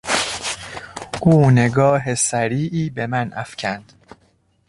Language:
Persian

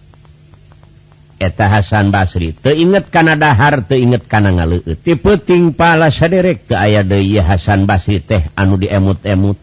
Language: Indonesian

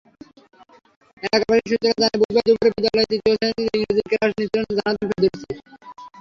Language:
Bangla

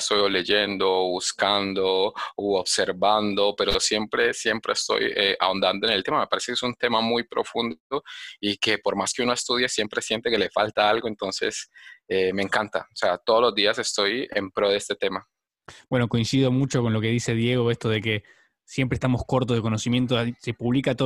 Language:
Spanish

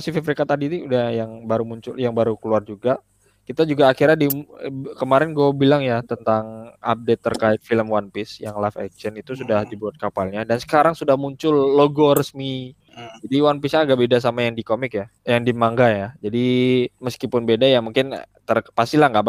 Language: Indonesian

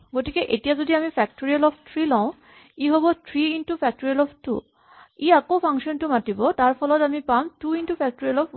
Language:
Assamese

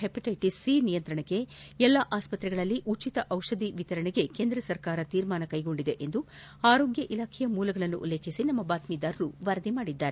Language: Kannada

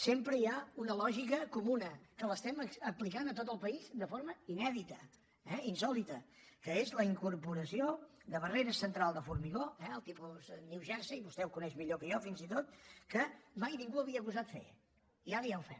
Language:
Catalan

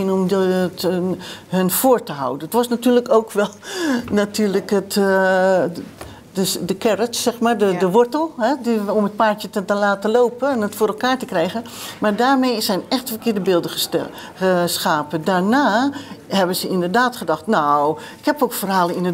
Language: Dutch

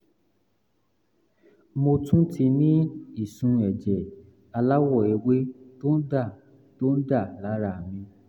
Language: Yoruba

